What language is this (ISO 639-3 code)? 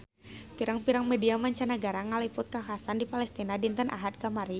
sun